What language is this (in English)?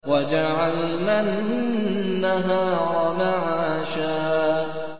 Arabic